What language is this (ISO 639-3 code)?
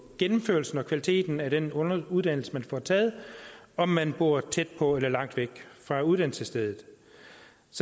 dan